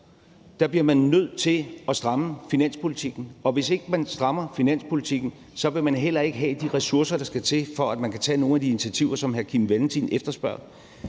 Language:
Danish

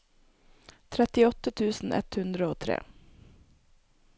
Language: Norwegian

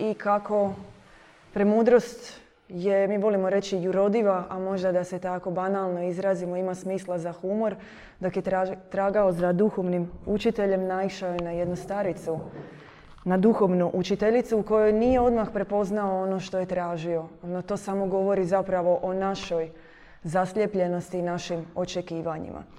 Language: Croatian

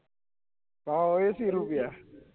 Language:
Gujarati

